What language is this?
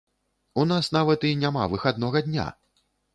Belarusian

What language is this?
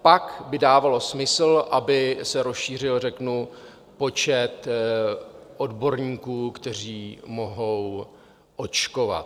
Czech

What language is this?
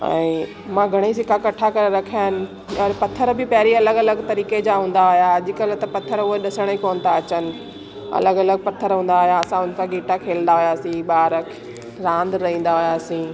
Sindhi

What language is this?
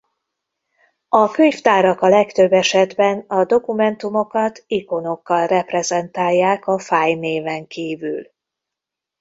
Hungarian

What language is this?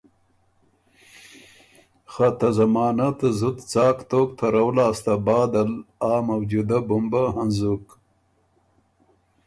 Ormuri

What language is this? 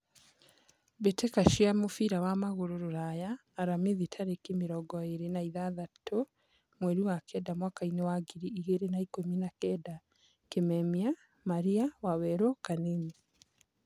Kikuyu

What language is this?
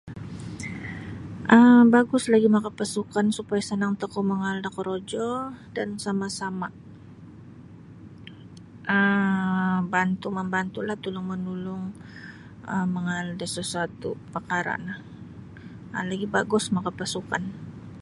Sabah Bisaya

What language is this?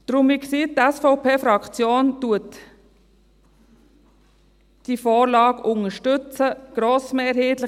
Swiss German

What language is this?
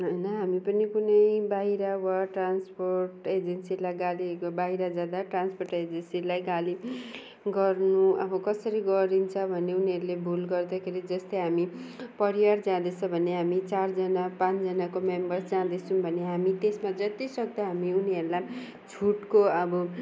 Nepali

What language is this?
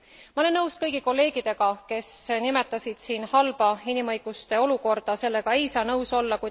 Estonian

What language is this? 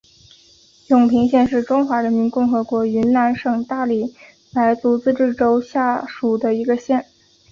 Chinese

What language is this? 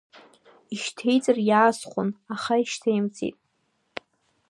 Abkhazian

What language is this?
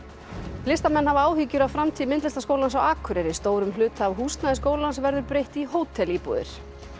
Icelandic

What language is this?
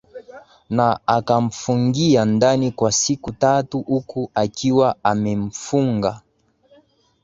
Swahili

